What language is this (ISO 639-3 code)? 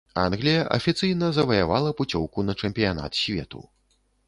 bel